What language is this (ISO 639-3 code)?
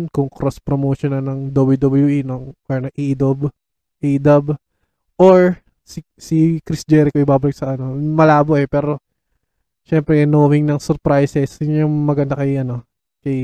fil